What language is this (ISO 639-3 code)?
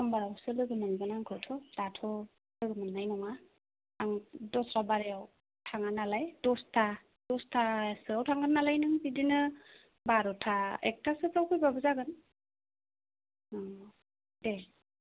brx